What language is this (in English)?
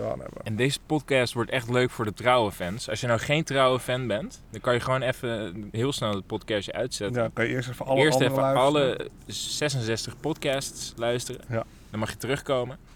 Dutch